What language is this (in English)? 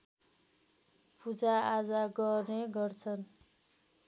Nepali